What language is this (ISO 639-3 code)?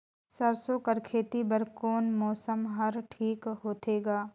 hne